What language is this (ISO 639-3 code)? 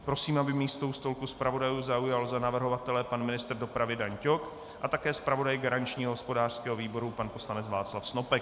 ces